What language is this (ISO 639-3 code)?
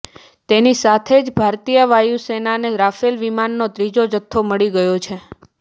guj